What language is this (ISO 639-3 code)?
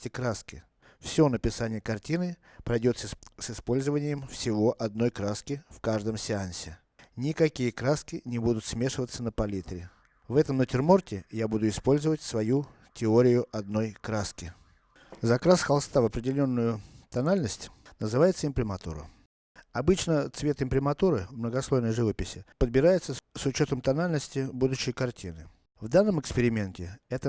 rus